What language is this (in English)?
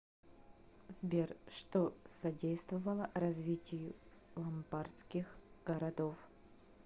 Russian